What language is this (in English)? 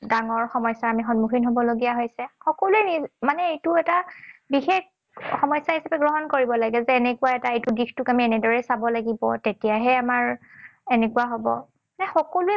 Assamese